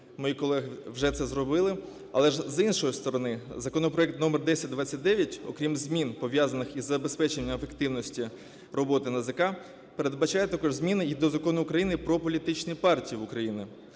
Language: Ukrainian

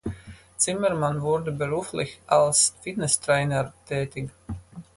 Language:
German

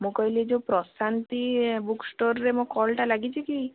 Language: Odia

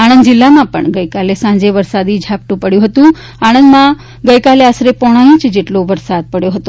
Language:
Gujarati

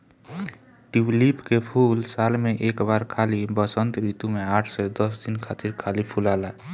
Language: Bhojpuri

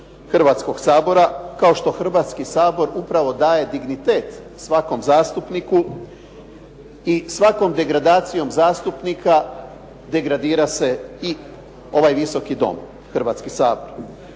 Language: Croatian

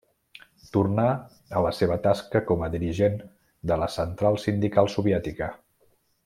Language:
Catalan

